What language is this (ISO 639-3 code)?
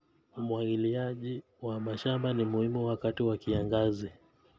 kln